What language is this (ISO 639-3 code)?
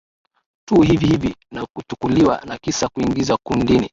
swa